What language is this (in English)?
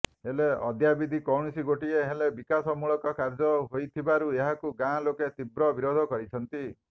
Odia